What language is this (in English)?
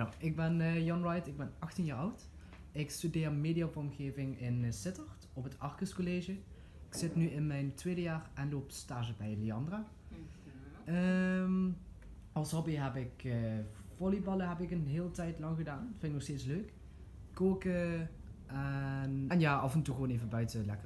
Dutch